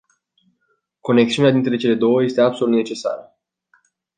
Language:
Romanian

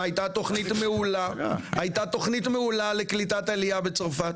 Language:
Hebrew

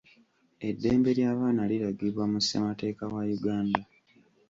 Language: Ganda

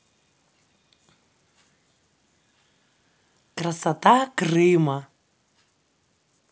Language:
Russian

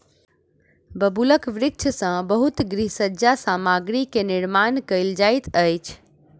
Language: Maithili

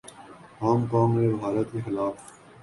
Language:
Urdu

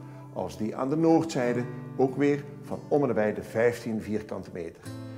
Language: Dutch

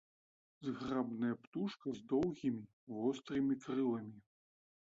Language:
Belarusian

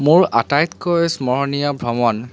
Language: Assamese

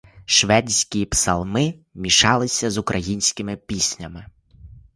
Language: Ukrainian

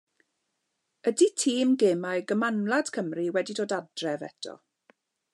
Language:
Welsh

